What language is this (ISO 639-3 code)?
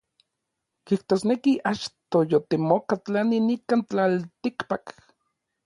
nlv